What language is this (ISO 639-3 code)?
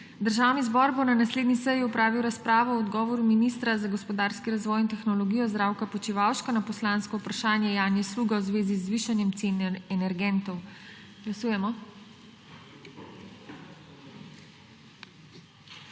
slv